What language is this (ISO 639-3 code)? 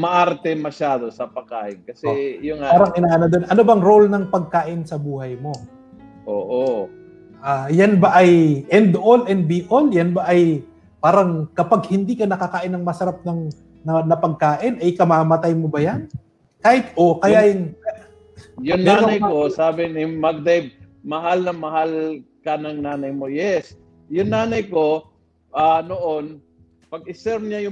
fil